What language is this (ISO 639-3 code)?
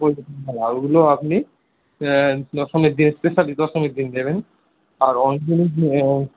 ben